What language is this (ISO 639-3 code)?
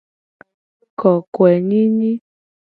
gej